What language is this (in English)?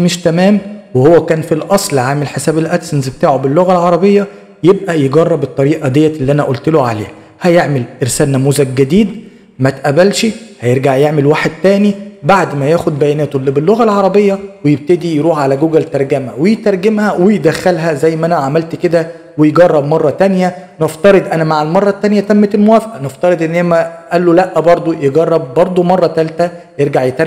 Arabic